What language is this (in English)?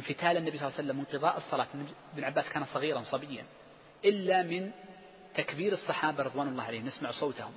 Arabic